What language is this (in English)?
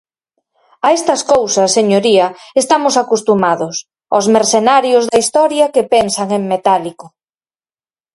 Galician